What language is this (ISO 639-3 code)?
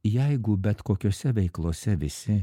lit